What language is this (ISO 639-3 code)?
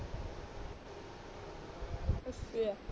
pan